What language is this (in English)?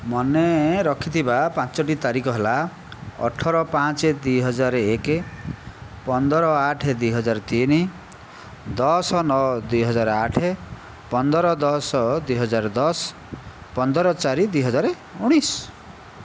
Odia